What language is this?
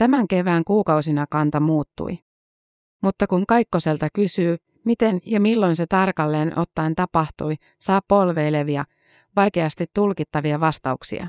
Finnish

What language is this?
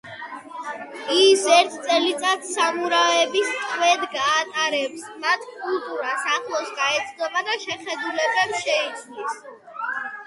Georgian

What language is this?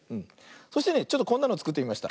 Japanese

